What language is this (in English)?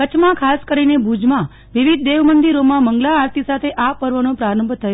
Gujarati